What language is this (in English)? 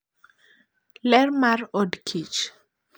Luo (Kenya and Tanzania)